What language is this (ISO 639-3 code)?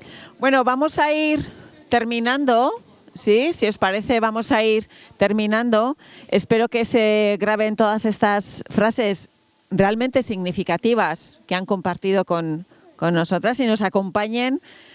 spa